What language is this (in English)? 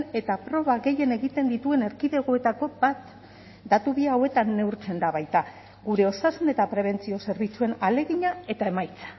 Basque